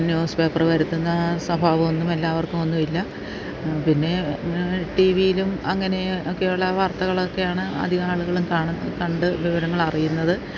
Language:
Malayalam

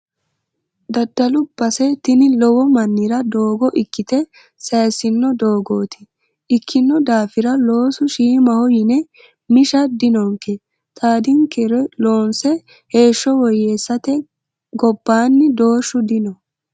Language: Sidamo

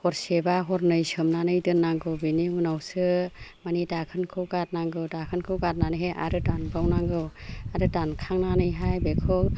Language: Bodo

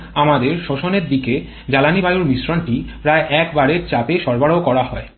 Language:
Bangla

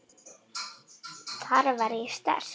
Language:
Icelandic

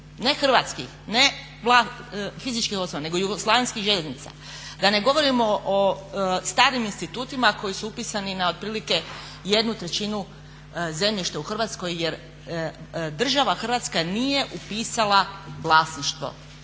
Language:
Croatian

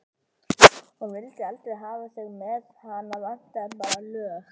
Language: Icelandic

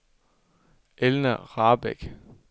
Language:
Danish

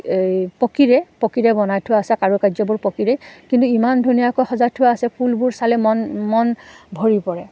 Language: Assamese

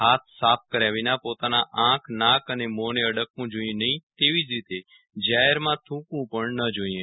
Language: Gujarati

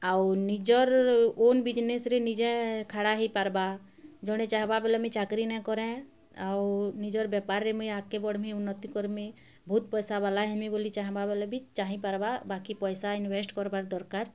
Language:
Odia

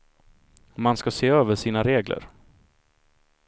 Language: Swedish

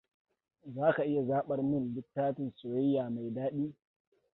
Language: Hausa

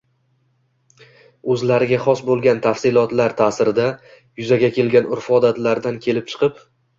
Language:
Uzbek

